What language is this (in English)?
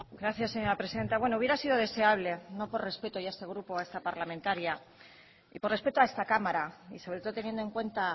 Spanish